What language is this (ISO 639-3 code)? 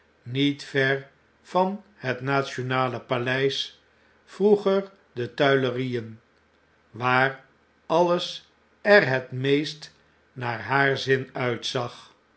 nld